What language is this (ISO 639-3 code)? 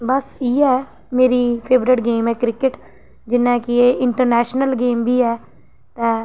doi